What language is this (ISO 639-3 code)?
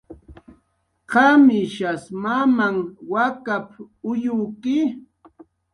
jqr